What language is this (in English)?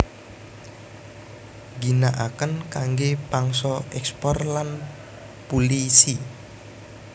Javanese